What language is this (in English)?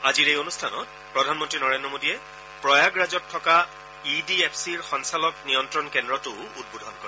Assamese